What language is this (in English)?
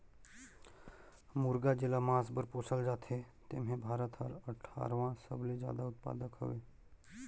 Chhattisgarhi